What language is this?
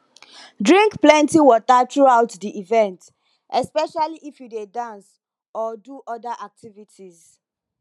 Nigerian Pidgin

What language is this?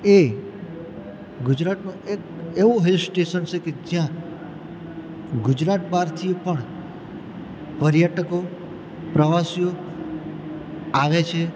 Gujarati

